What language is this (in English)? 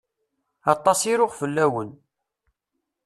Kabyle